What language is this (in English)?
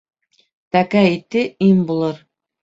Bashkir